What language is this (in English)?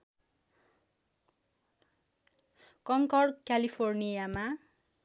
Nepali